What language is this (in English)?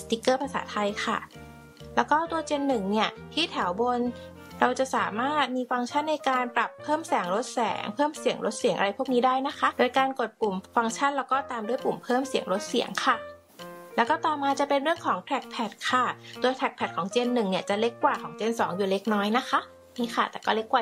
Thai